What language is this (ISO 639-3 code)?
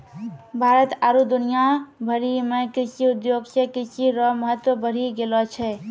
mai